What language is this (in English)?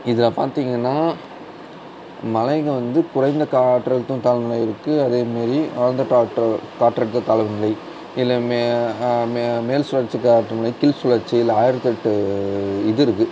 Tamil